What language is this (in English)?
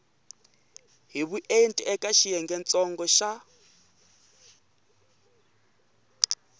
Tsonga